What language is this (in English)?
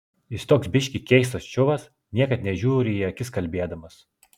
Lithuanian